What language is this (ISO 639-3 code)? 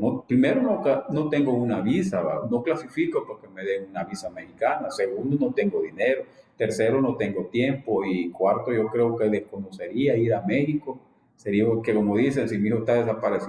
spa